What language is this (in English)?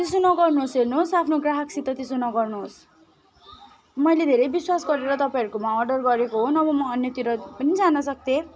Nepali